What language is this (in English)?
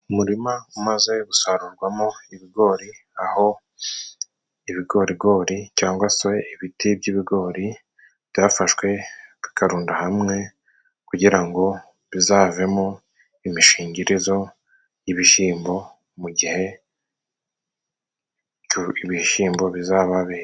Kinyarwanda